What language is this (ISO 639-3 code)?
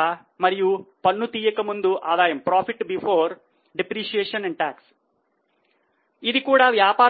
tel